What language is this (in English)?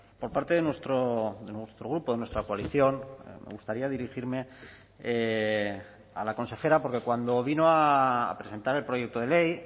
Spanish